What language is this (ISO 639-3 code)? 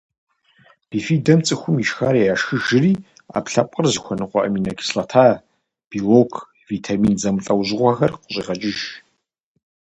kbd